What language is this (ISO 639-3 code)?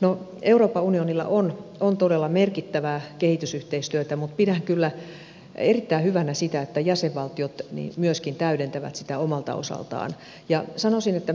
fin